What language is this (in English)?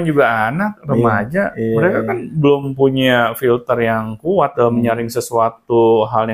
Indonesian